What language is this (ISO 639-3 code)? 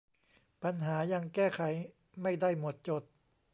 tha